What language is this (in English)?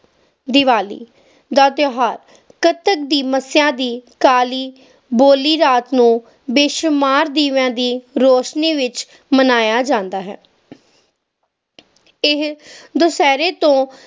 Punjabi